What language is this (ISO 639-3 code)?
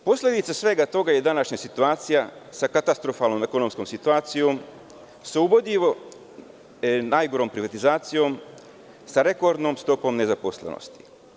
srp